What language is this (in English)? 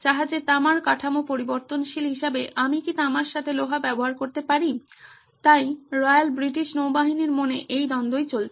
Bangla